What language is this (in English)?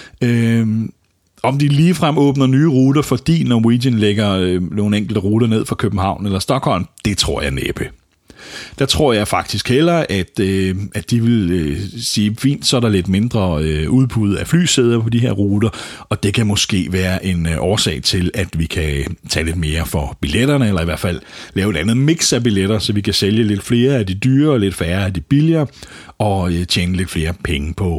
Danish